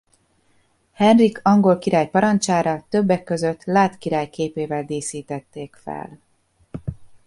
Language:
Hungarian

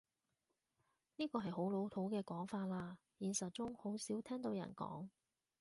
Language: Cantonese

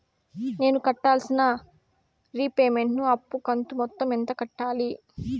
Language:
Telugu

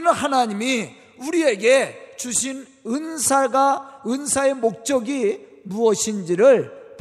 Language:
Korean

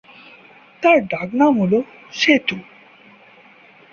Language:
Bangla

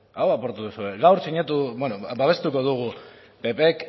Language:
Basque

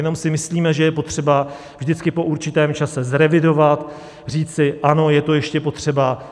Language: Czech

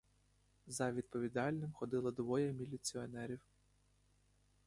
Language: Ukrainian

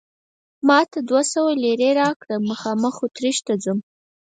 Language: Pashto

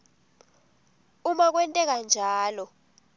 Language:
Swati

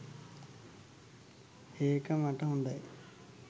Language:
Sinhala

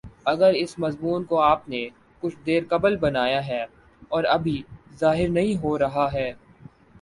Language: Urdu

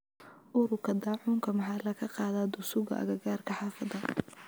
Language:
Somali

